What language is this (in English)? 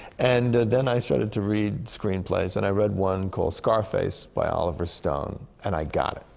English